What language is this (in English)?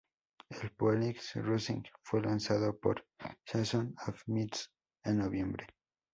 Spanish